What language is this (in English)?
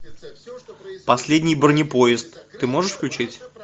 Russian